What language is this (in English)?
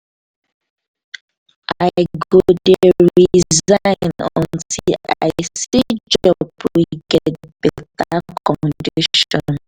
Nigerian Pidgin